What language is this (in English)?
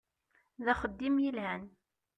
Kabyle